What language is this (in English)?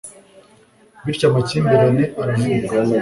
Kinyarwanda